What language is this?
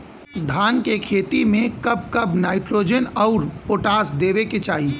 Bhojpuri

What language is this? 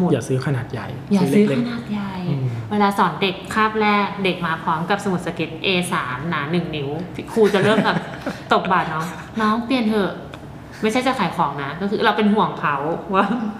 Thai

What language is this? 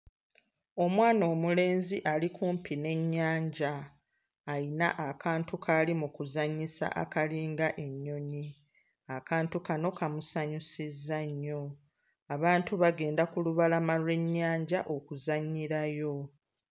Ganda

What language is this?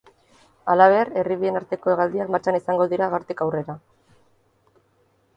Basque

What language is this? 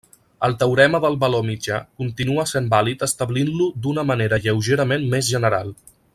Catalan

